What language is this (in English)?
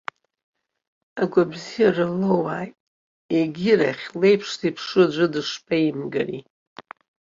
Abkhazian